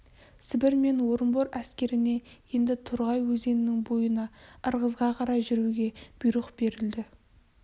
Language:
Kazakh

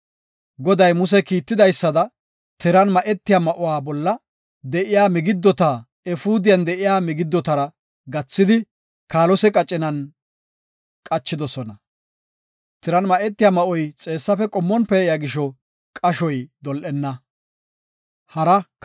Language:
Gofa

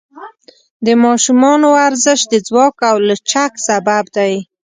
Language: Pashto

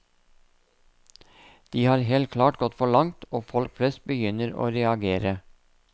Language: Norwegian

